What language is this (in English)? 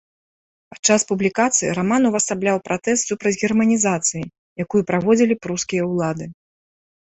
Belarusian